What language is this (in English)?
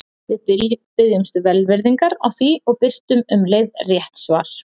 Icelandic